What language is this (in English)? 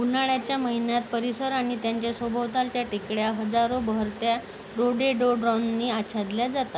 Marathi